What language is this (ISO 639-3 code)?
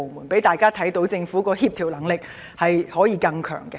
yue